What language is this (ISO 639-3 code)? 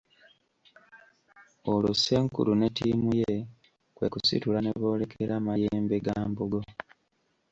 lug